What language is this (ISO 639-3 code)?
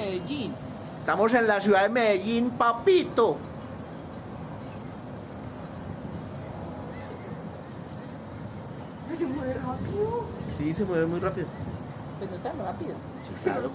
spa